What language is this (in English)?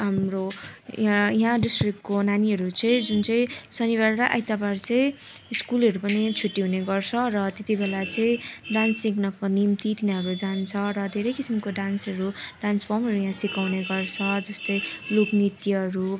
Nepali